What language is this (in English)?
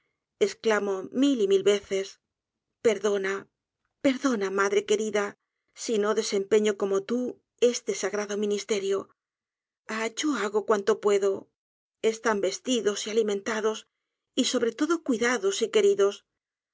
Spanish